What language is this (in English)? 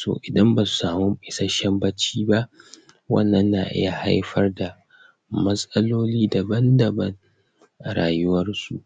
Hausa